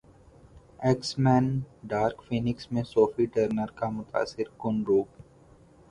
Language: Urdu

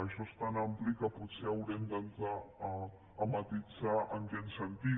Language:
Catalan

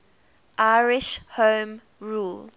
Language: English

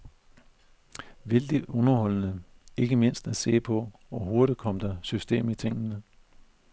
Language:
Danish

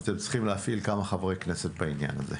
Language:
Hebrew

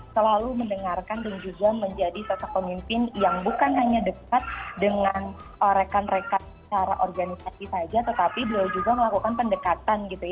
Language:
Indonesian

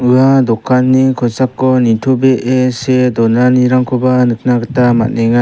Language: Garo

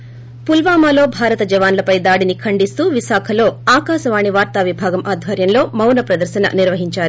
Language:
Telugu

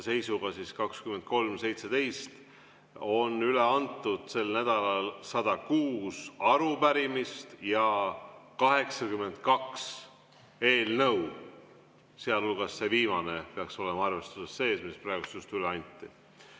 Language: Estonian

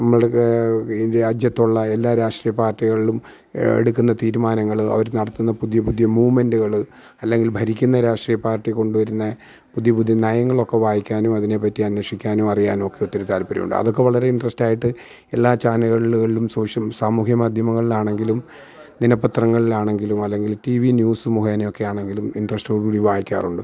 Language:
Malayalam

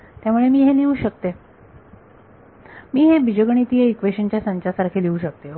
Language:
Marathi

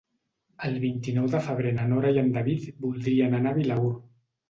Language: Catalan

